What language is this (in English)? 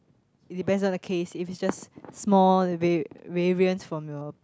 English